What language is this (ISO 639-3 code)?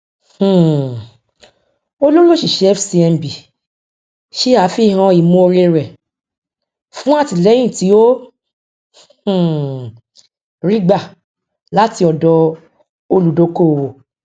yor